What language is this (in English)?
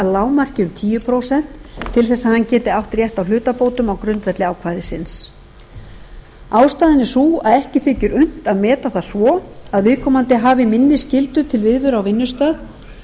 Icelandic